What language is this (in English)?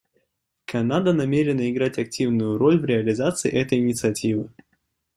Russian